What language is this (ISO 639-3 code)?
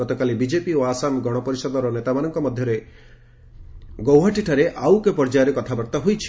ori